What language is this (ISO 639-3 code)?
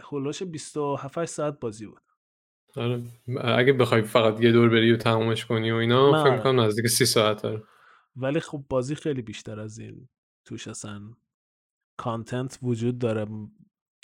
fas